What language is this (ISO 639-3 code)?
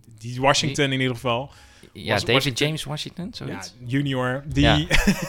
nld